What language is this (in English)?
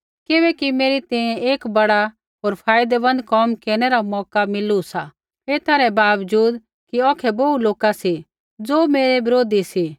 Kullu Pahari